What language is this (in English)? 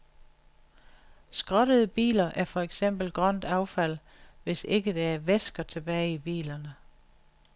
Danish